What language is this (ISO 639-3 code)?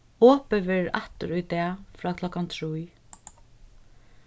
fao